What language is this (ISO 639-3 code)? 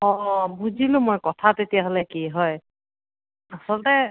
asm